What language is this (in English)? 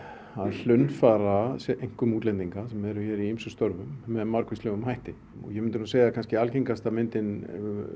Icelandic